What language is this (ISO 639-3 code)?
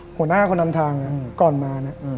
tha